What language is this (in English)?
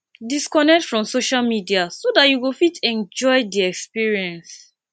Nigerian Pidgin